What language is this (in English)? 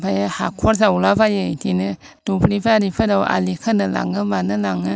Bodo